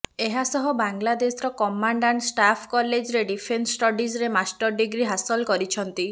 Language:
Odia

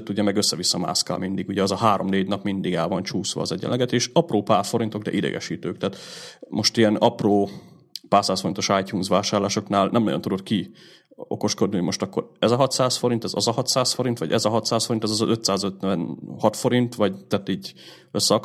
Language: Hungarian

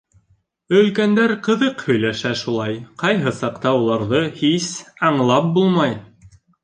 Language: Bashkir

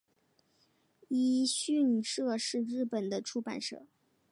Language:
Chinese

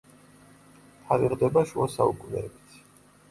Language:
Georgian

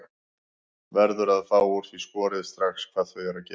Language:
Icelandic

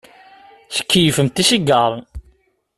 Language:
Kabyle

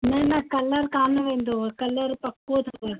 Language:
Sindhi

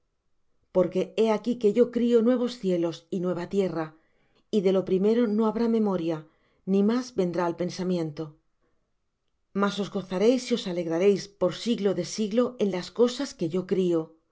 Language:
Spanish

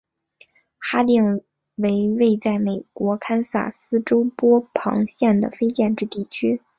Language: Chinese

